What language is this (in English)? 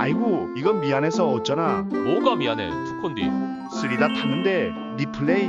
Korean